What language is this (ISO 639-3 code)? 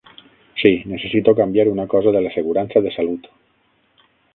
cat